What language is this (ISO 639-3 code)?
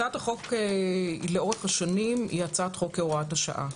heb